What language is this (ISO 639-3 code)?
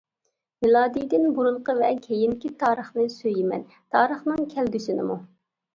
uig